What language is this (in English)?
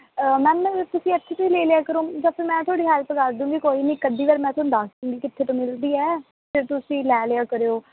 Punjabi